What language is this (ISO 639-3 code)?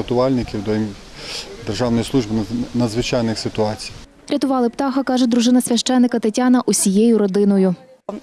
ukr